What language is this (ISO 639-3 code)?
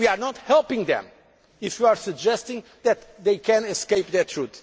eng